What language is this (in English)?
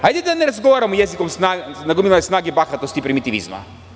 Serbian